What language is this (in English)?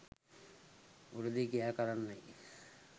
Sinhala